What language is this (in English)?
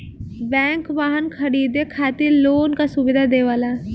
Bhojpuri